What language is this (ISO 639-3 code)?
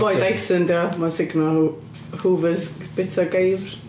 cym